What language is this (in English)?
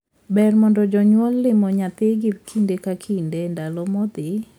Luo (Kenya and Tanzania)